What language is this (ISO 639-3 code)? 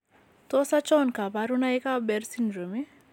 kln